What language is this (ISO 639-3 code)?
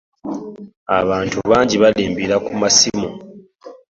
lug